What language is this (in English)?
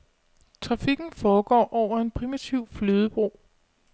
Danish